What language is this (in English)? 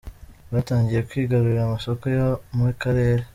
Kinyarwanda